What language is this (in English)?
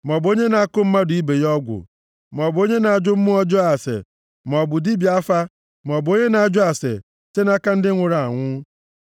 Igbo